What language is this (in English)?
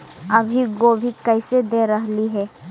Magahi